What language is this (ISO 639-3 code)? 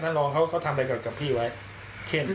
tha